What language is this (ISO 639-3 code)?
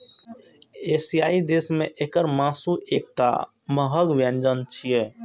mai